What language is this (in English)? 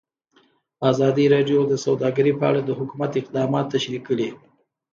Pashto